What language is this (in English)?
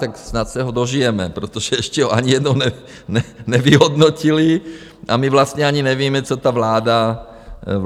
Czech